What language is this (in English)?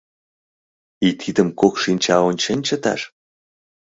Mari